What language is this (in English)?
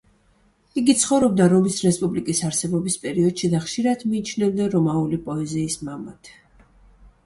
Georgian